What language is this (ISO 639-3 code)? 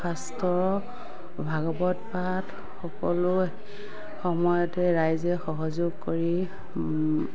asm